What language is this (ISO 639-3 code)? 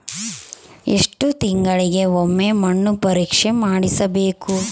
kan